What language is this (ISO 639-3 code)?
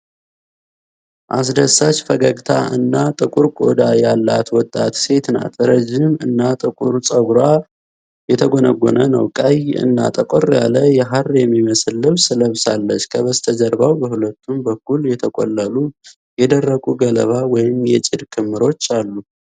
amh